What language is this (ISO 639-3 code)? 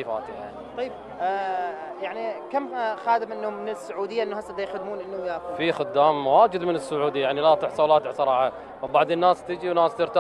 ara